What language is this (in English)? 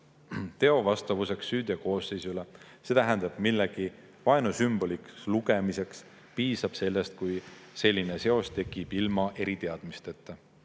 Estonian